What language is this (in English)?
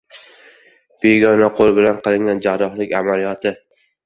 Uzbek